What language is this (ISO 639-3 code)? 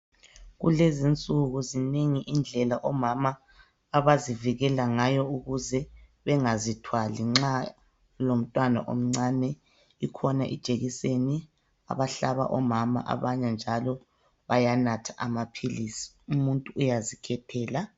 nde